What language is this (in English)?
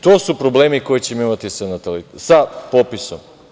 Serbian